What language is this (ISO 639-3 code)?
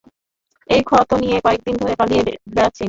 ben